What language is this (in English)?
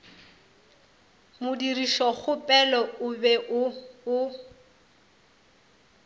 Northern Sotho